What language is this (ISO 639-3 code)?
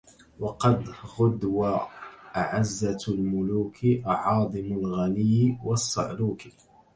ara